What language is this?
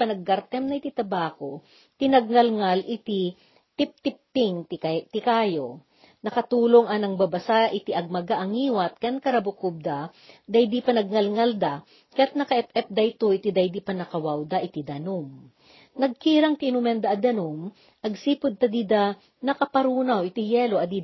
Filipino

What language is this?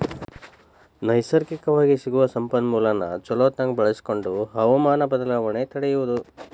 Kannada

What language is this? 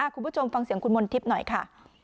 Thai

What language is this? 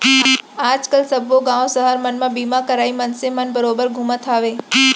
Chhattisgarhi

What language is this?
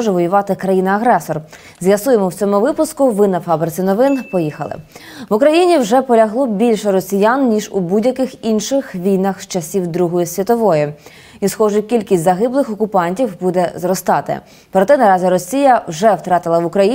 Ukrainian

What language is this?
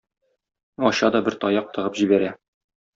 Tatar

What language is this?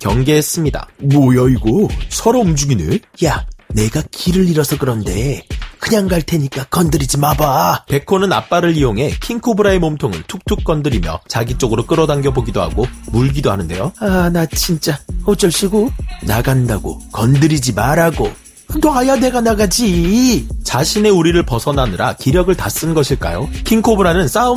Korean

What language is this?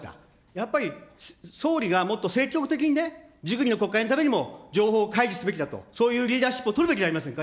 Japanese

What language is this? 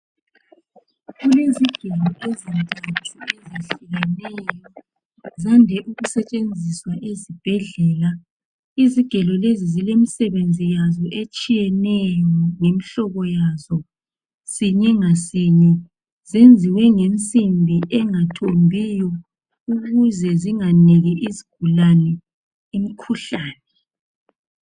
North Ndebele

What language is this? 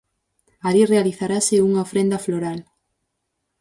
Galician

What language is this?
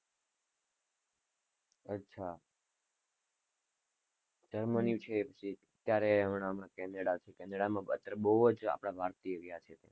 Gujarati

